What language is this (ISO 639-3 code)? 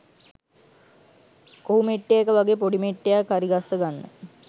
sin